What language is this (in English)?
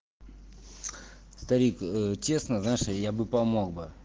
Russian